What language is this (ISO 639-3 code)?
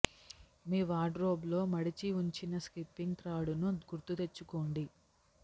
tel